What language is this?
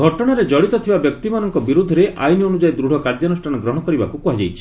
Odia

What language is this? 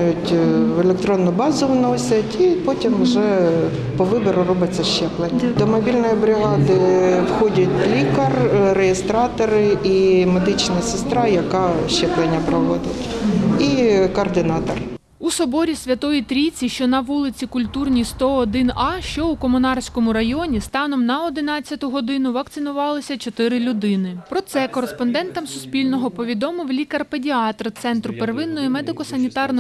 Ukrainian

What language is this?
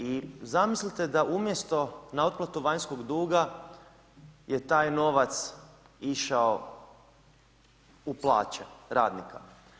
Croatian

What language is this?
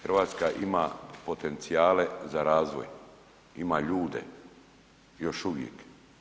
Croatian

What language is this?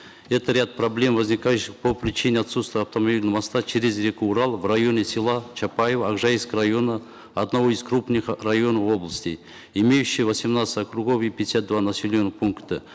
Kazakh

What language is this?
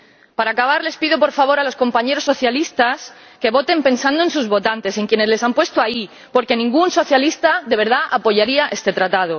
Spanish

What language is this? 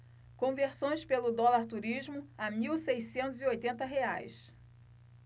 Portuguese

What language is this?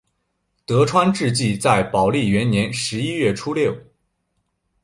Chinese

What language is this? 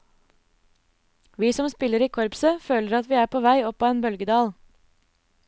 Norwegian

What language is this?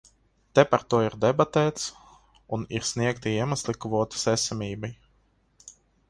Latvian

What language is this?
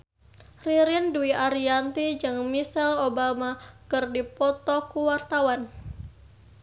Sundanese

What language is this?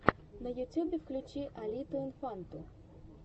Russian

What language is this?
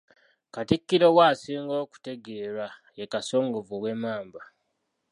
Ganda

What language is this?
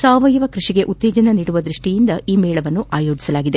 Kannada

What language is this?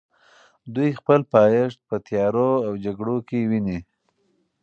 Pashto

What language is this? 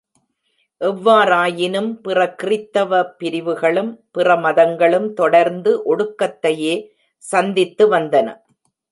Tamil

